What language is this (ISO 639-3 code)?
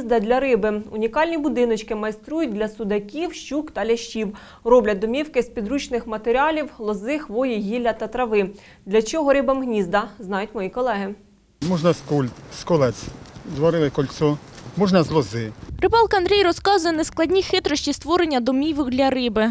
ukr